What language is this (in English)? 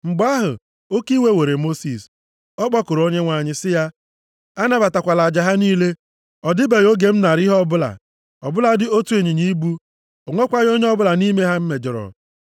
Igbo